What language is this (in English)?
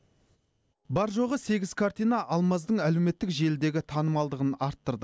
Kazakh